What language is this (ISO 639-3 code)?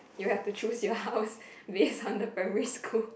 eng